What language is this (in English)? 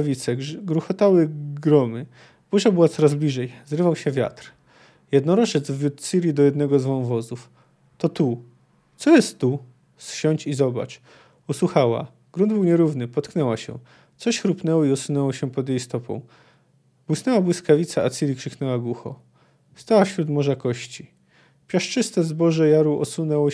Polish